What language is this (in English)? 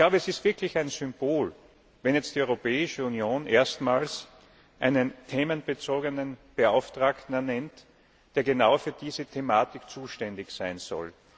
German